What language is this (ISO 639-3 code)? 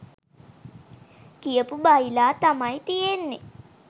sin